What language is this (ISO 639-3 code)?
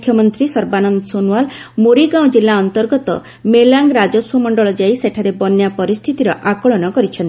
ori